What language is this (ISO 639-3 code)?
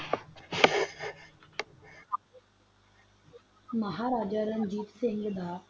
pan